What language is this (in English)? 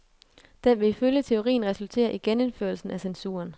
Danish